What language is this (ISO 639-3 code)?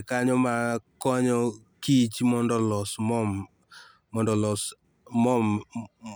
luo